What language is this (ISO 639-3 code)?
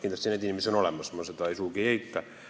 est